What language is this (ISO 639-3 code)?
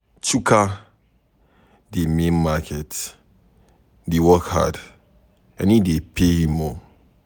pcm